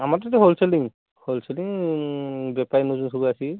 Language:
Odia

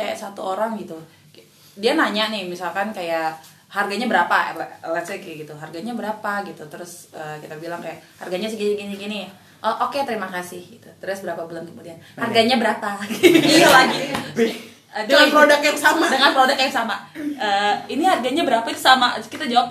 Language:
Indonesian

